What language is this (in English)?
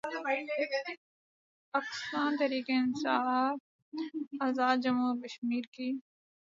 Urdu